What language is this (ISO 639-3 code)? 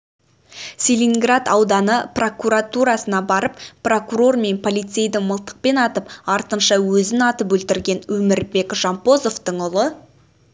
kaz